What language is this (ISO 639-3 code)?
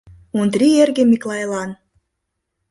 chm